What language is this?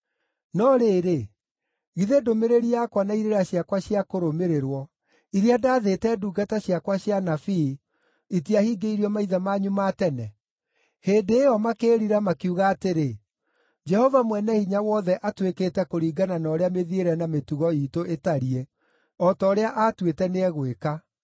Kikuyu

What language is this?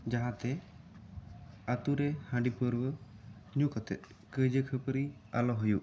Santali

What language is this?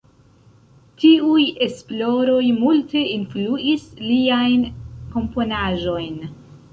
Esperanto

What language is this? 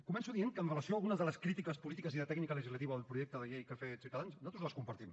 Catalan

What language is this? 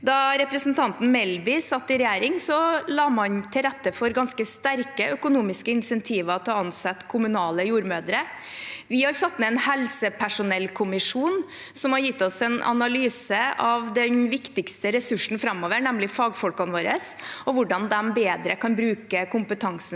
Norwegian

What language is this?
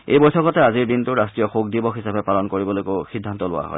Assamese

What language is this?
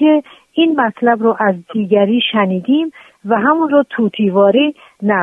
Persian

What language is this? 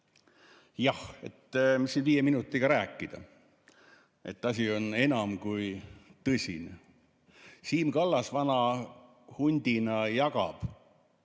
Estonian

